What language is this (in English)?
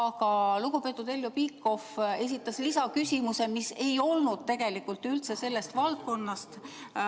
Estonian